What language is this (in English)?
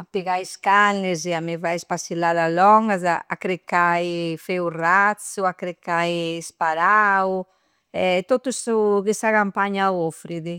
Campidanese Sardinian